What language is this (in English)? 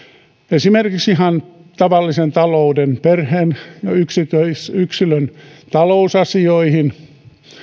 Finnish